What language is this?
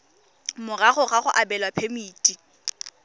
Tswana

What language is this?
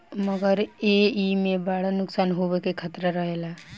Bhojpuri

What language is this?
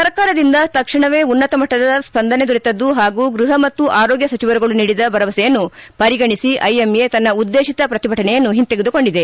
Kannada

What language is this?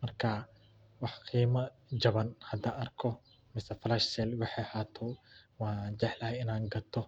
Somali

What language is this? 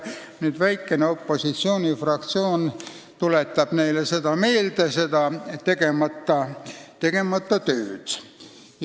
Estonian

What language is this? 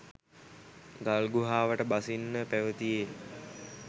Sinhala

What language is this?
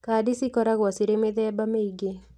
Kikuyu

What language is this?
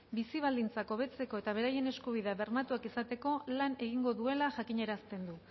Basque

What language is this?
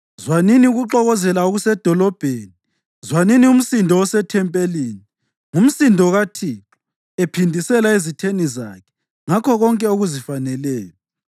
North Ndebele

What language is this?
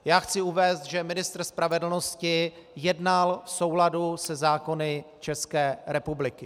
Czech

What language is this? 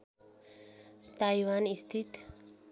Nepali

